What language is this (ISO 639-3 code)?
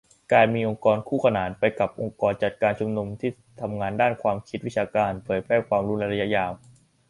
tha